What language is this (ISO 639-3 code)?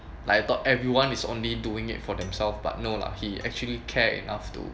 eng